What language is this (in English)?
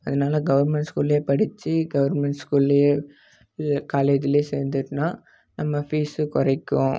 Tamil